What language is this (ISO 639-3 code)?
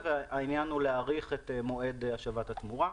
heb